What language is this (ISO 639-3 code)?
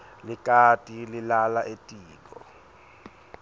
ssw